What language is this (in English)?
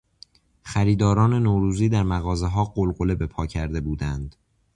Persian